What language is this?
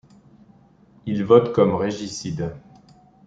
French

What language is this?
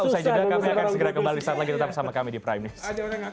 Indonesian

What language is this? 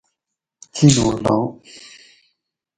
Gawri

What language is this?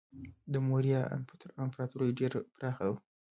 Pashto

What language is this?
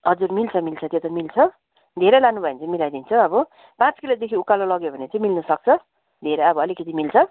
Nepali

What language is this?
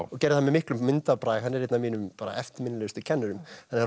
Icelandic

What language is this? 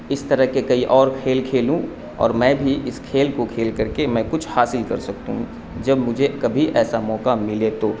Urdu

